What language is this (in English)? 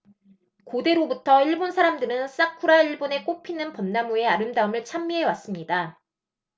Korean